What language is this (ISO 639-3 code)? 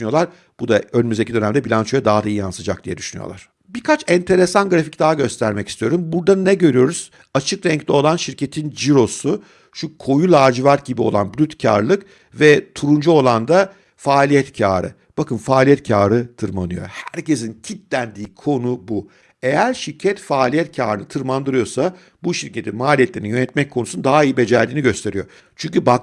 tur